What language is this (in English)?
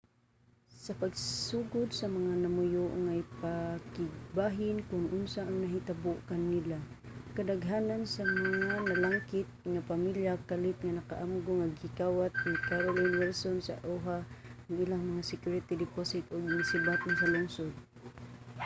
Cebuano